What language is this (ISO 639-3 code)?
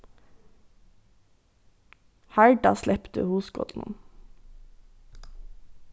fao